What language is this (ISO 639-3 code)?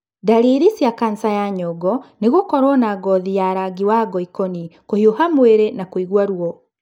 kik